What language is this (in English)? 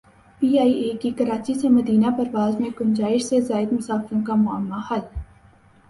Urdu